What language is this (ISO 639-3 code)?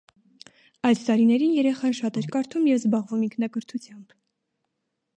hye